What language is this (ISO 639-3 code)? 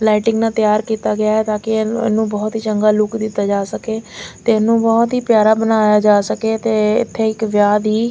pan